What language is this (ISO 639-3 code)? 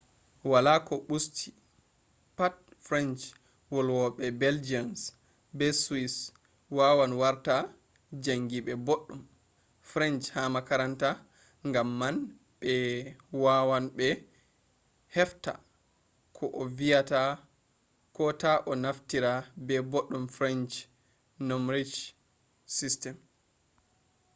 ful